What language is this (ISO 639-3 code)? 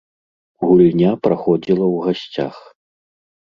bel